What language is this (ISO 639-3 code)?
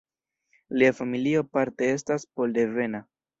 epo